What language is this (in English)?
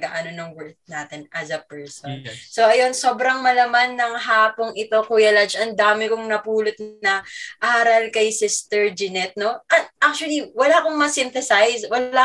Filipino